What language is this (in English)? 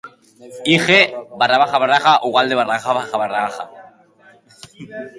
Basque